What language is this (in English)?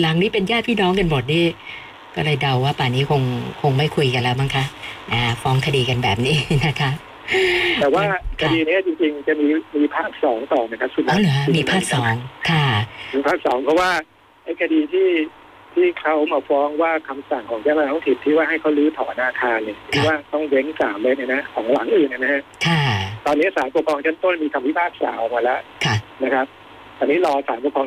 Thai